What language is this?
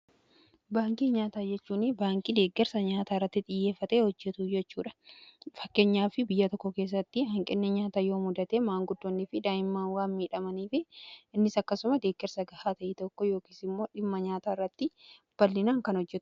Oromo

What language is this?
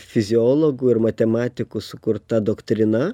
Lithuanian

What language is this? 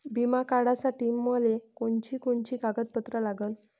Marathi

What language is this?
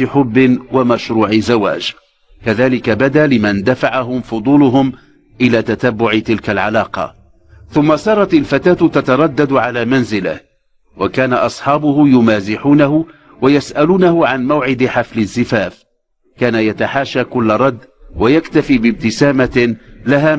Arabic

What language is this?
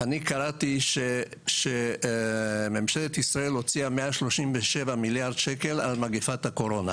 Hebrew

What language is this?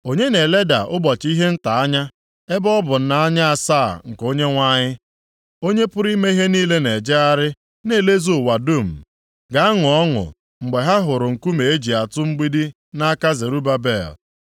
Igbo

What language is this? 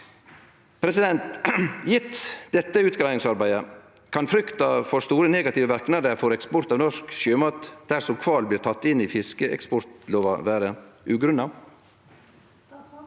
Norwegian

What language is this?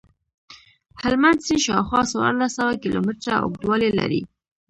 Pashto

